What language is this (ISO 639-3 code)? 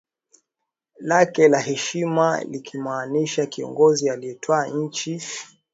swa